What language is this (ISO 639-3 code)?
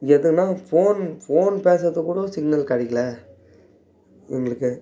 tam